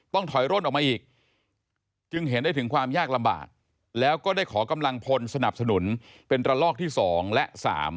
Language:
Thai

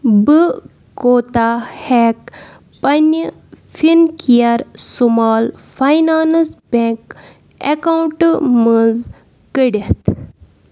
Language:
Kashmiri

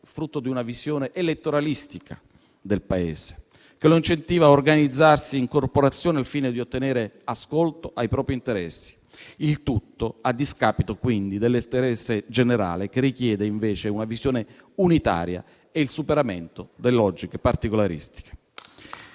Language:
Italian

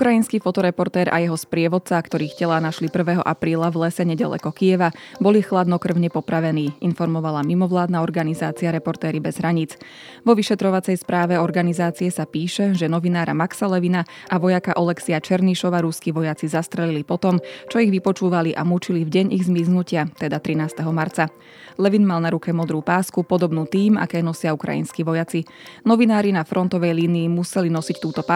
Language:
Slovak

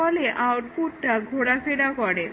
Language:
Bangla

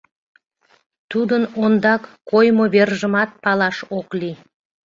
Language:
Mari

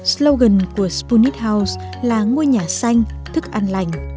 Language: Vietnamese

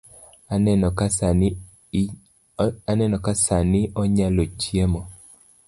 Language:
Luo (Kenya and Tanzania)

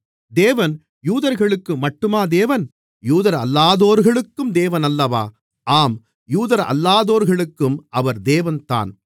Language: Tamil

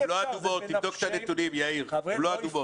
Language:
Hebrew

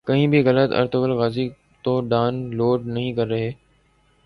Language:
Urdu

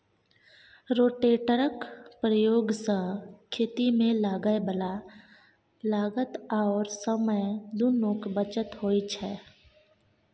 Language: Maithili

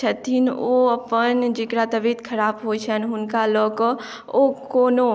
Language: Maithili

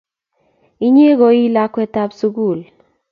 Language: Kalenjin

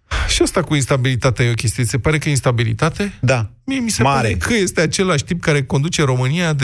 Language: Romanian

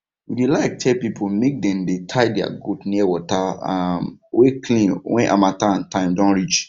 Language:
Nigerian Pidgin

